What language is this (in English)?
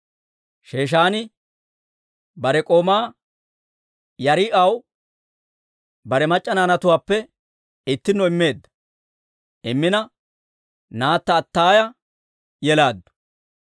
Dawro